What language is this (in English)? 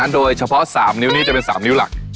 Thai